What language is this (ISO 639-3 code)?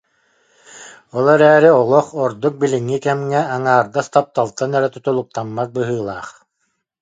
sah